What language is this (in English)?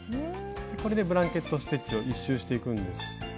Japanese